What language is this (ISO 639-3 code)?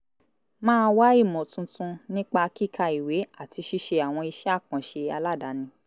yor